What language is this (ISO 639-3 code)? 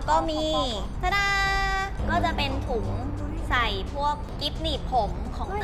tha